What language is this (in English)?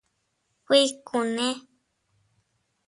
Teutila Cuicatec